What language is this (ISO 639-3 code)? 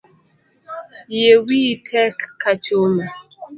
luo